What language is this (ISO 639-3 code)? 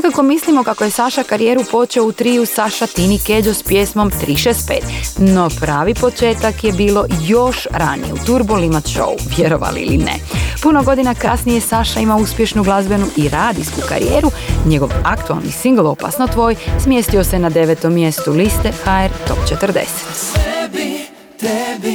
hrv